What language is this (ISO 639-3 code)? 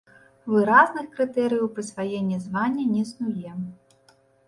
bel